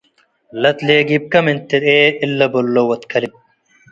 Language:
Tigre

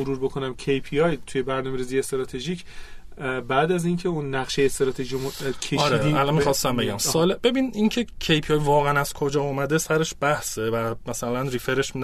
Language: Persian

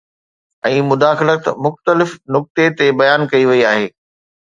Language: Sindhi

